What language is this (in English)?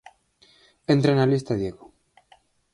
Galician